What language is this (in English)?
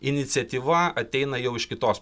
Lithuanian